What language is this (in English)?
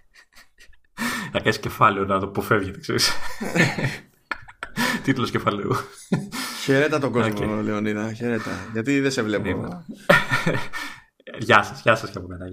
Greek